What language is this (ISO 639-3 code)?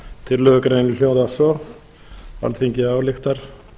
isl